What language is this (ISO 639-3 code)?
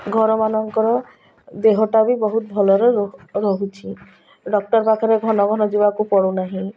ori